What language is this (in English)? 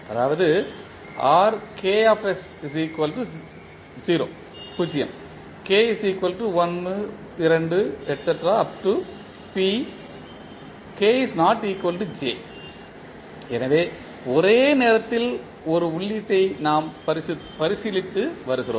Tamil